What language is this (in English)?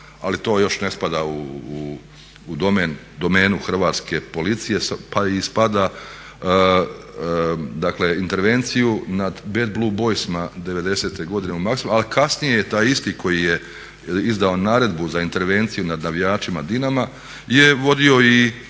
Croatian